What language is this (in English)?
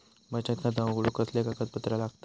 Marathi